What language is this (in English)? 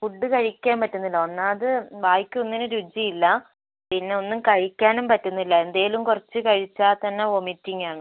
Malayalam